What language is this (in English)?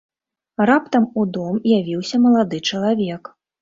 Belarusian